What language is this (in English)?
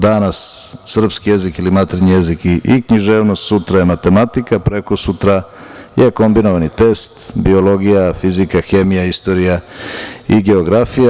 Serbian